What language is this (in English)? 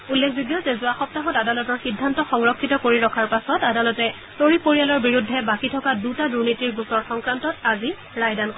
Assamese